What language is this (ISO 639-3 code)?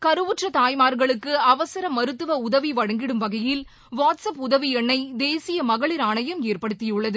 tam